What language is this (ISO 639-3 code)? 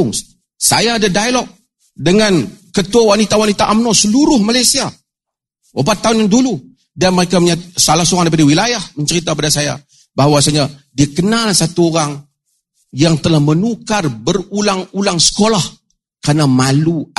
msa